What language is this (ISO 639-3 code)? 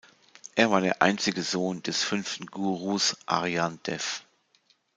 deu